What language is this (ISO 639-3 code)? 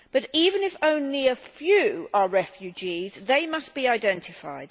eng